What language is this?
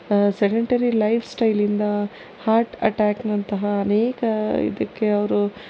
Kannada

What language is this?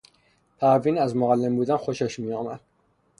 Persian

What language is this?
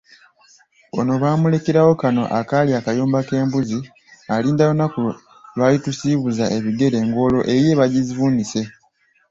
Ganda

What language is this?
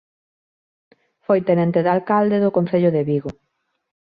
Galician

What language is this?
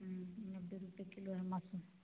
Hindi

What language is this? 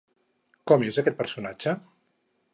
Catalan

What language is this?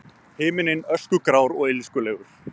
Icelandic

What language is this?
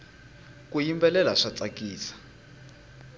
Tsonga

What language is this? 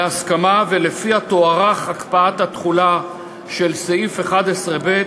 Hebrew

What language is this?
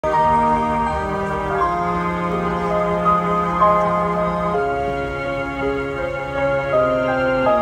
Japanese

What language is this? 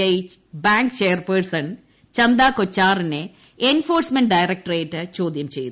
Malayalam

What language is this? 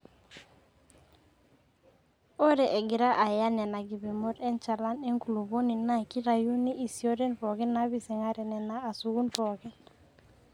Masai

